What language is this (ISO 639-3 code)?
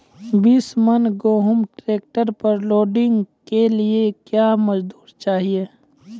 mai